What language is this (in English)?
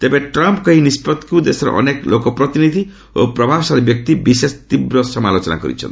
Odia